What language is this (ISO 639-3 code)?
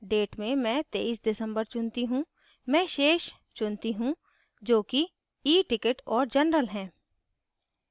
hin